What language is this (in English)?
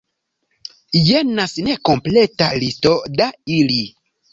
Esperanto